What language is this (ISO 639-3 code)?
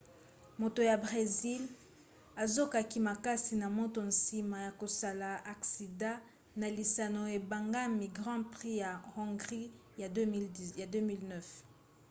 lin